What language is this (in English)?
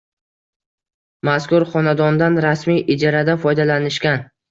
Uzbek